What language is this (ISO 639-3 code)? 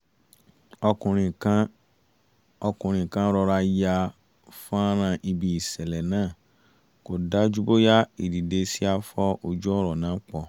yor